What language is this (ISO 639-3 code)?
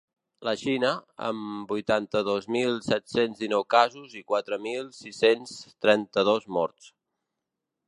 cat